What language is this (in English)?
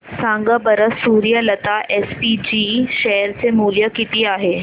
Marathi